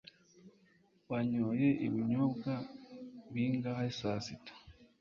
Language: Kinyarwanda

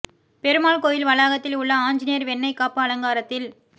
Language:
Tamil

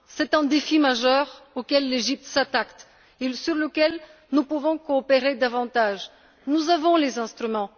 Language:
French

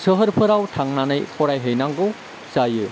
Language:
Bodo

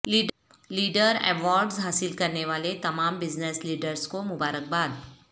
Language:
Urdu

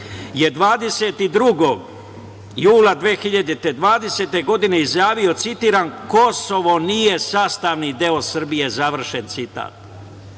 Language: Serbian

